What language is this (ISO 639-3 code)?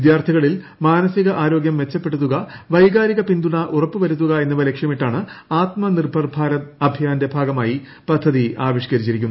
mal